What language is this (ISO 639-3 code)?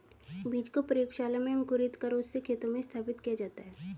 hin